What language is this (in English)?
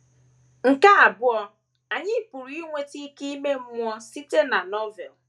Igbo